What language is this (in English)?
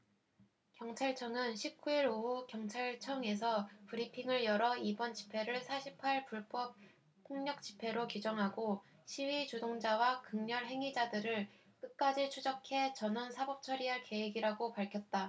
Korean